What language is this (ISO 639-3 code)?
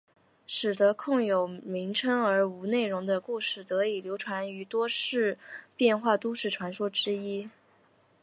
zho